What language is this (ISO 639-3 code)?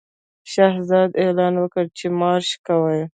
pus